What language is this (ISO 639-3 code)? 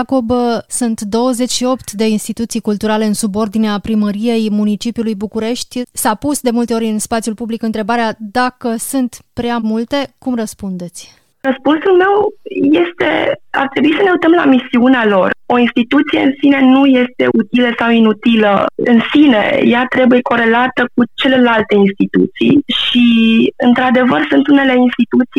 ron